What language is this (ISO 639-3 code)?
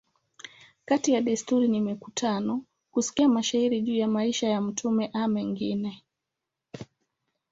swa